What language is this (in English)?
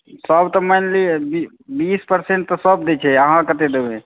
Maithili